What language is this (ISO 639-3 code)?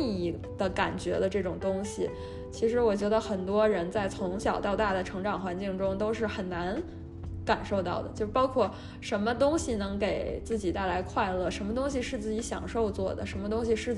zho